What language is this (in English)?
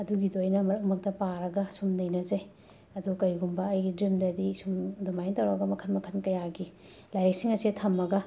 Manipuri